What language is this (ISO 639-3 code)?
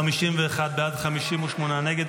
heb